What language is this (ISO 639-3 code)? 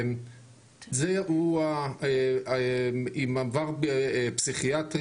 heb